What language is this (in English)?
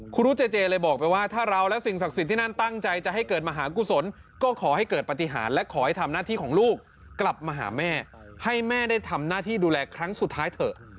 Thai